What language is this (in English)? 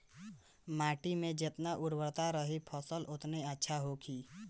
Bhojpuri